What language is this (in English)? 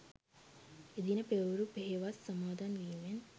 Sinhala